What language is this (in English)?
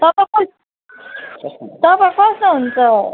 Nepali